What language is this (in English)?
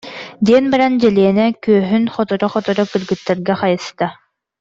Yakut